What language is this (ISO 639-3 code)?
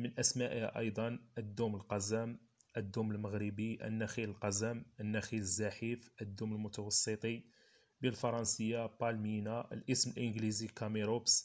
ara